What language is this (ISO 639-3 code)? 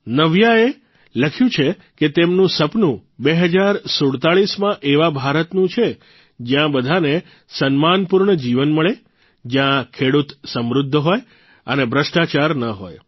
guj